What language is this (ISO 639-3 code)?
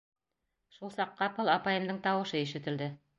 bak